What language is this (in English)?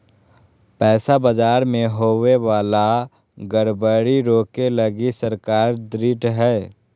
Magahi